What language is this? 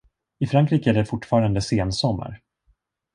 Swedish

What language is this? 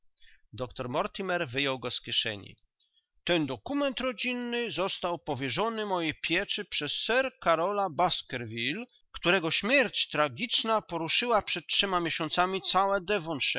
Polish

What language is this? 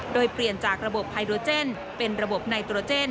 Thai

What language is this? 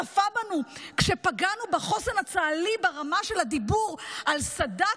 Hebrew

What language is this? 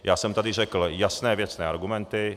Czech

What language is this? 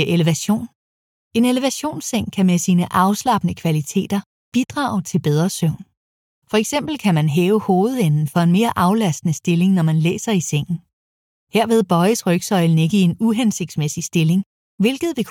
Danish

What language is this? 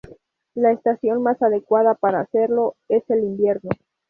Spanish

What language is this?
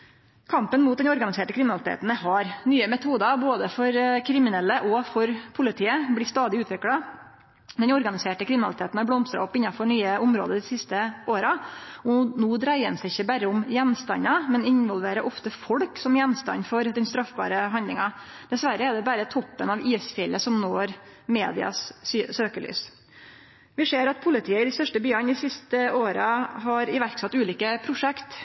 Norwegian Nynorsk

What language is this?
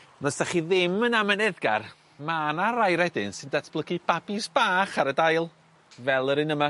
Welsh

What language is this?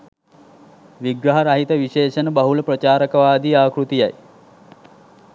Sinhala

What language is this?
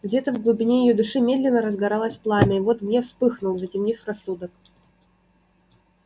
Russian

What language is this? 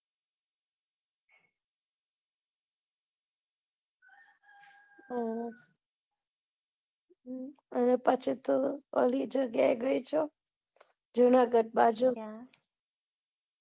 Gujarati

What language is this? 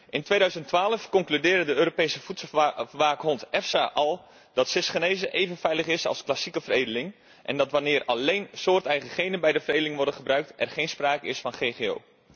Dutch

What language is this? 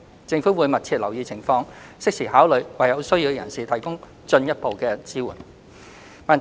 Cantonese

